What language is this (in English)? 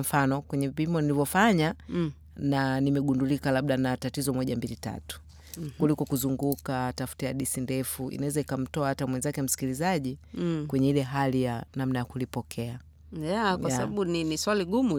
Swahili